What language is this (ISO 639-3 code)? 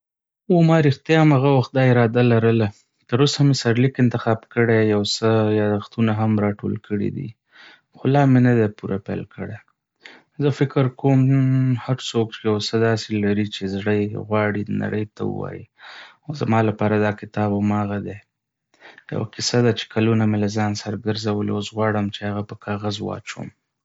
pus